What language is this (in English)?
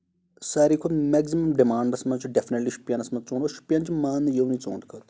Kashmiri